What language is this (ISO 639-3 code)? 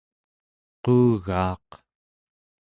esu